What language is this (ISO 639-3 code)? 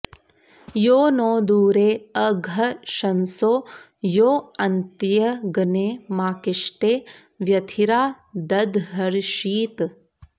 san